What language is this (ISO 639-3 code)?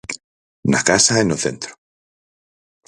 glg